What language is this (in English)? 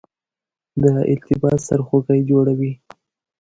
Pashto